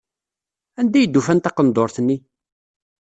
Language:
Kabyle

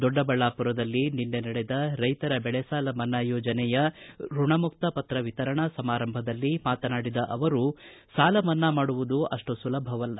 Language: Kannada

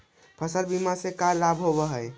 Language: Magahi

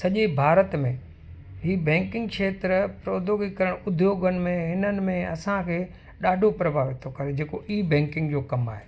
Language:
Sindhi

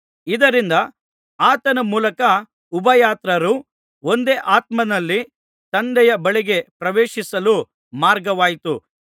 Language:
Kannada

